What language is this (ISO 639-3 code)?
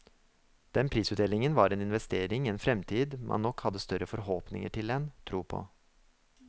nor